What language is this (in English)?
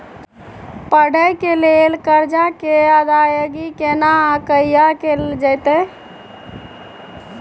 Maithili